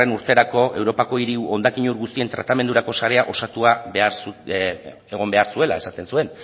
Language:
Basque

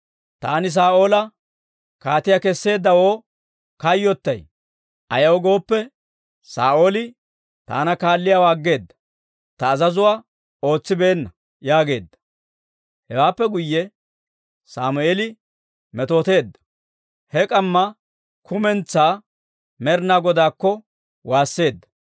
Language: Dawro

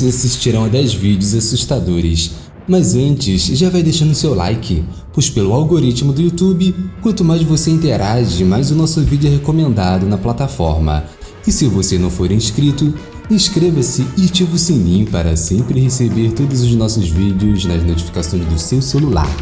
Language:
Portuguese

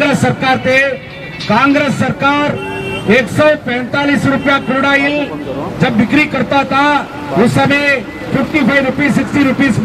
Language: Hindi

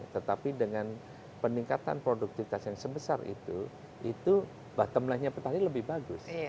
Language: Indonesian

